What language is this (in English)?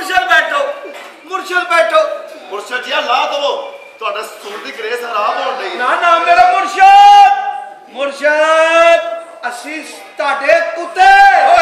Punjabi